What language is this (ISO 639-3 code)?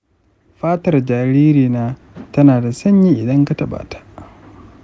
hau